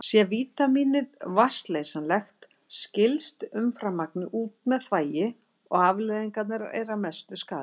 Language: Icelandic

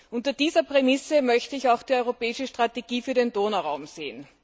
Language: German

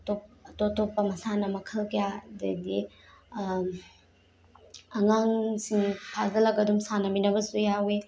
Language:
Manipuri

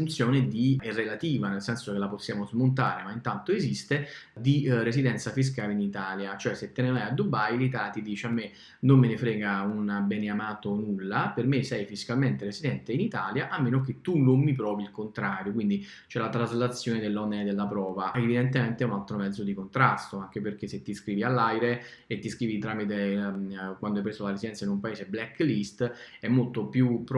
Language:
Italian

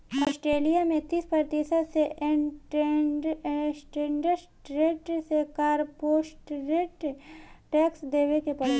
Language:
Bhojpuri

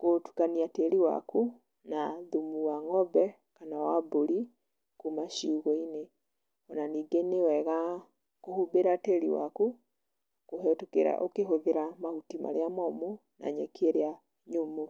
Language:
Kikuyu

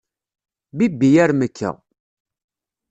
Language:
Kabyle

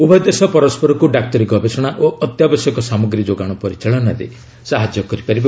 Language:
Odia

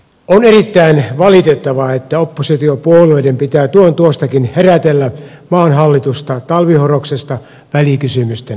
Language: Finnish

